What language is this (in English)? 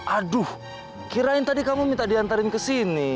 Indonesian